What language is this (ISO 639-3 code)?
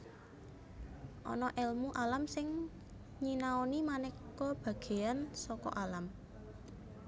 jav